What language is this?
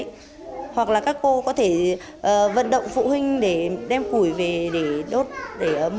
Vietnamese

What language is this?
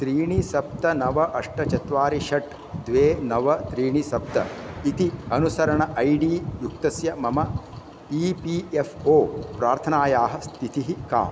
Sanskrit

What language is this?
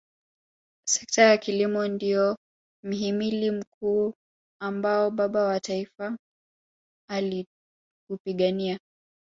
Swahili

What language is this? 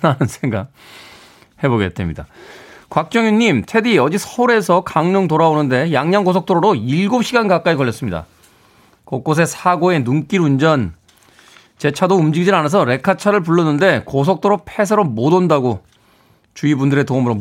Korean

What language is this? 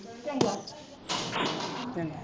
Punjabi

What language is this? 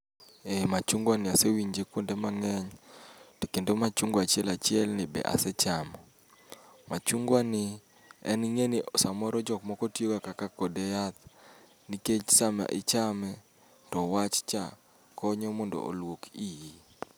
Luo (Kenya and Tanzania)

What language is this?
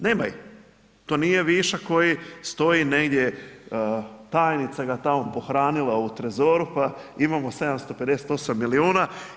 Croatian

